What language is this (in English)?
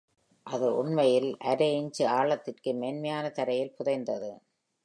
Tamil